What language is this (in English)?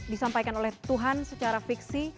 Indonesian